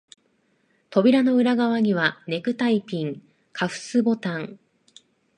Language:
Japanese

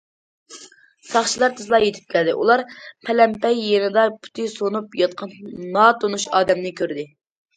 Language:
Uyghur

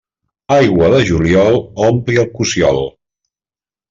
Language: Catalan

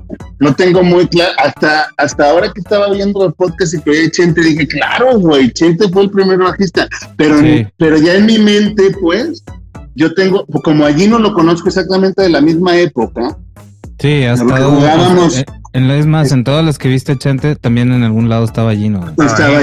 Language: Spanish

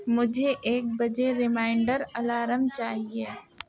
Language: Urdu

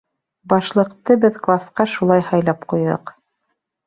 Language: Bashkir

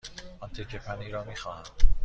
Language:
Persian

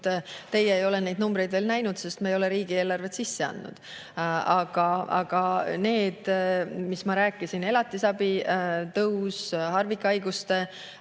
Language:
Estonian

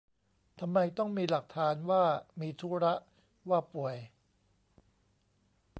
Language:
Thai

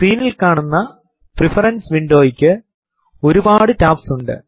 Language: Malayalam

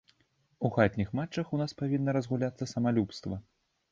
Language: Belarusian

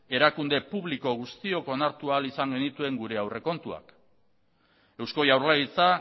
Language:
Basque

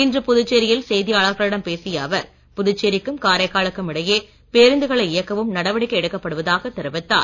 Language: Tamil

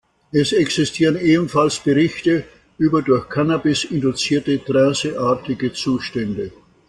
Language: German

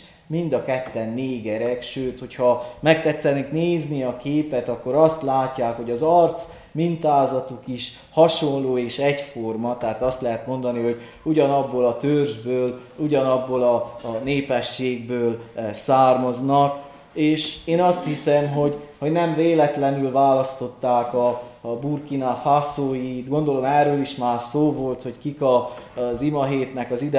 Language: Hungarian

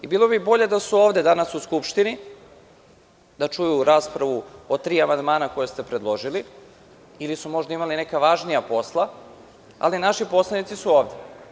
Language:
Serbian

